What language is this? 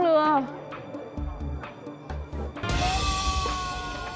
Vietnamese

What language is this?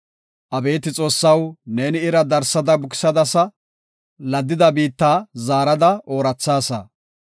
Gofa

